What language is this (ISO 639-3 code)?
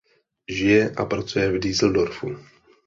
ces